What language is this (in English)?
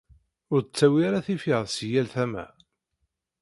Kabyle